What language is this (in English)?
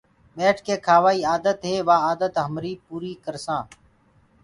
Gurgula